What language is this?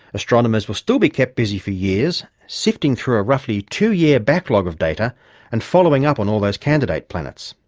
English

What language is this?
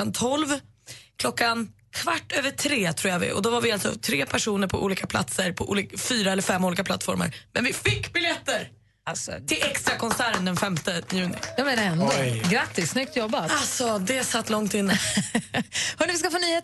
Swedish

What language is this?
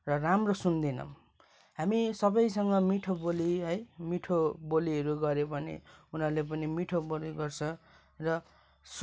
Nepali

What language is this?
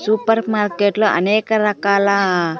Telugu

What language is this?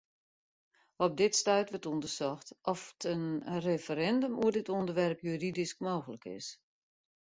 Western Frisian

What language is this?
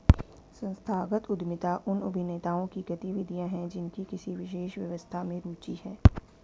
Hindi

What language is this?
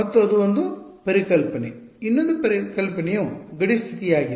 Kannada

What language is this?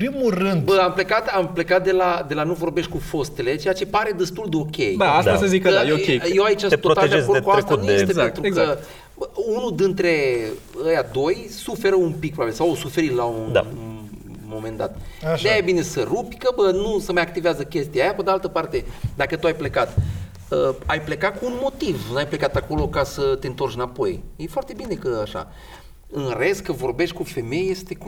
Romanian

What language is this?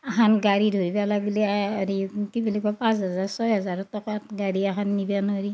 Assamese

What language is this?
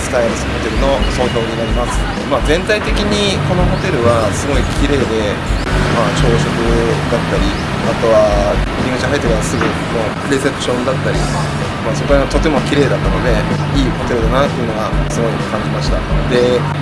Japanese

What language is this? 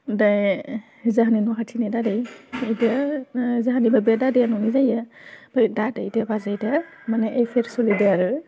Bodo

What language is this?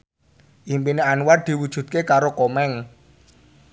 Javanese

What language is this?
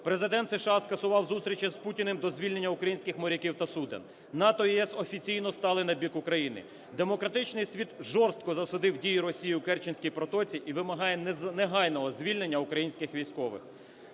Ukrainian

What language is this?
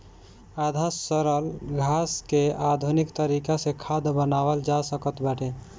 Bhojpuri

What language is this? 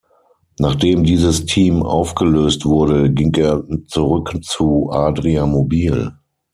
German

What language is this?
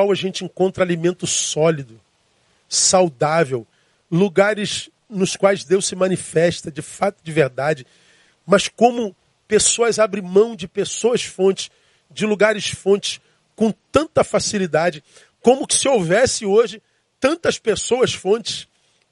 Portuguese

